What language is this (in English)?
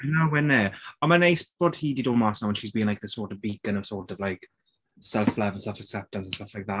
Welsh